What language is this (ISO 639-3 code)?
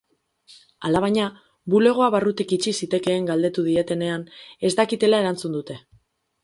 eus